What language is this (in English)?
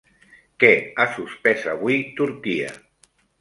Catalan